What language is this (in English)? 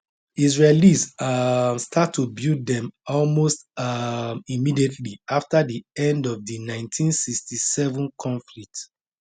Nigerian Pidgin